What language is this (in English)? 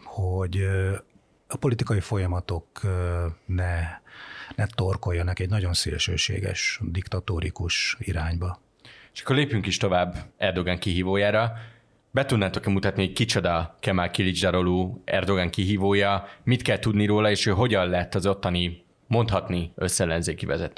Hungarian